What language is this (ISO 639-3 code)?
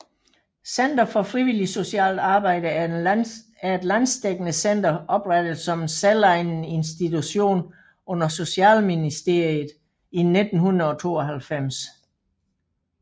dan